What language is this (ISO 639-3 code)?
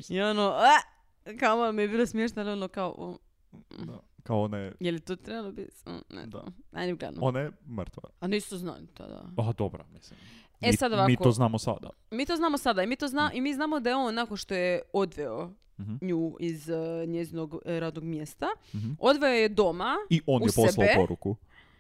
hrv